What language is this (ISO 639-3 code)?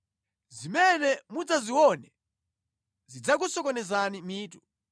nya